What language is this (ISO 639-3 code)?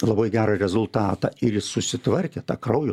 lit